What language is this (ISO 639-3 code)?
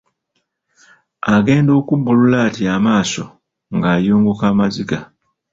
lug